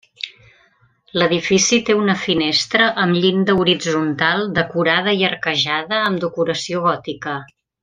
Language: Catalan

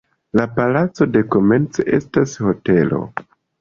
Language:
Esperanto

